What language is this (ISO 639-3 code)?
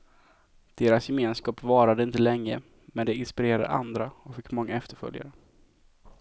swe